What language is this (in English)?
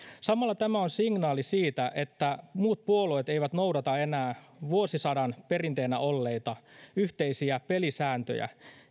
Finnish